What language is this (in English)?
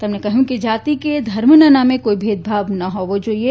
Gujarati